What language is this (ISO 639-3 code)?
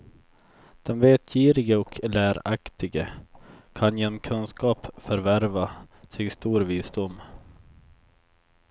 swe